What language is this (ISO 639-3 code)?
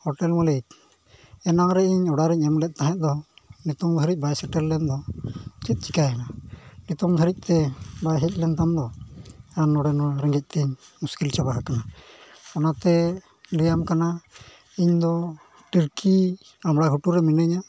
sat